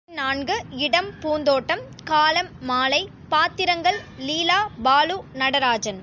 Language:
Tamil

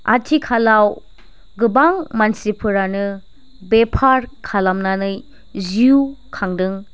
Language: Bodo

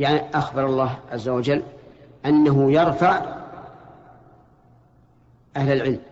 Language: Arabic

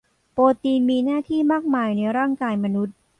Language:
Thai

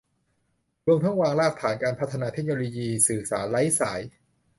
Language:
Thai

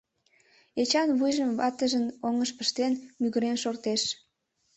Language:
Mari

